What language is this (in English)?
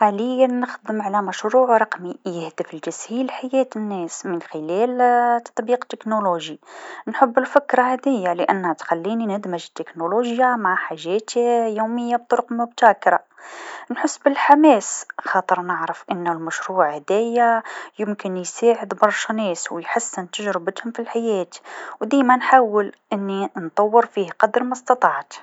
Tunisian Arabic